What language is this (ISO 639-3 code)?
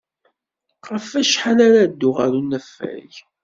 kab